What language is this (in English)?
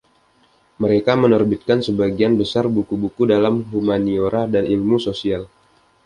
Indonesian